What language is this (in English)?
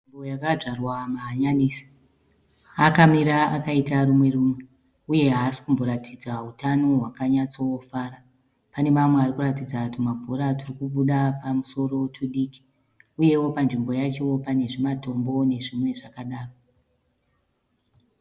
Shona